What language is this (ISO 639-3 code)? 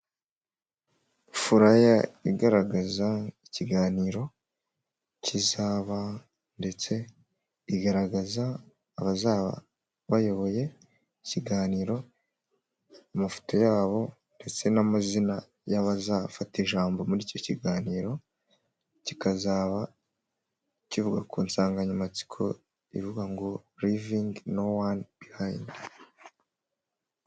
kin